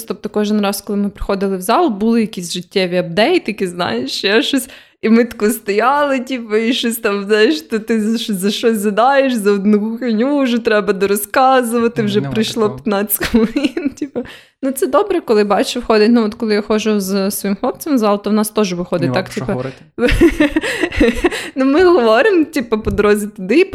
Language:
Ukrainian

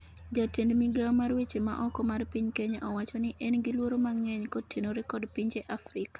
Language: Luo (Kenya and Tanzania)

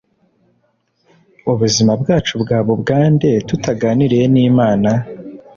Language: Kinyarwanda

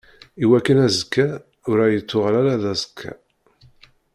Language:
Kabyle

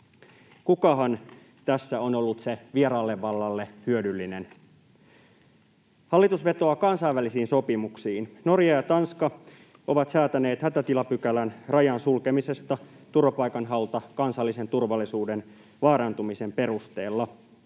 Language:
Finnish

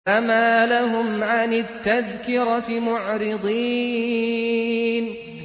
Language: Arabic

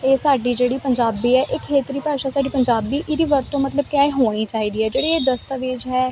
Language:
Punjabi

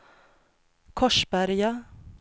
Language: Swedish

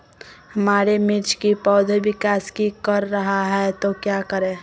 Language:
Magahi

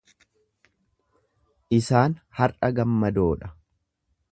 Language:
Oromo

